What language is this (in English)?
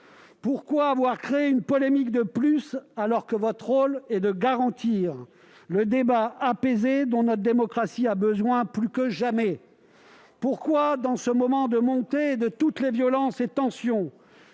French